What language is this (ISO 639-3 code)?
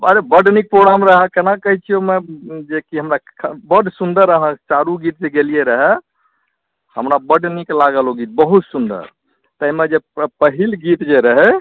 mai